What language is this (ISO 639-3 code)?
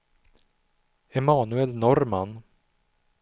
swe